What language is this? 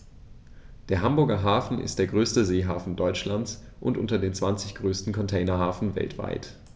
German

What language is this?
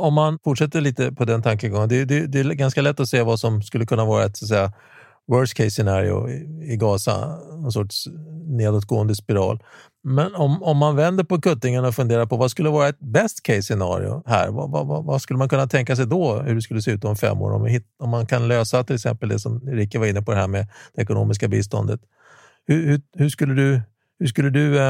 Swedish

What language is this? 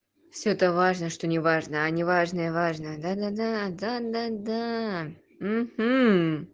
Russian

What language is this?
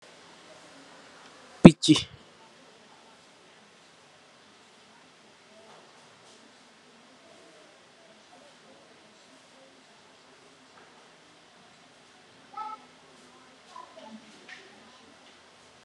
Wolof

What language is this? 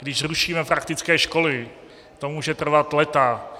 Czech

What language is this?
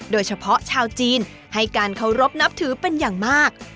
Thai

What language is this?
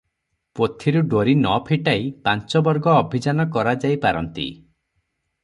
Odia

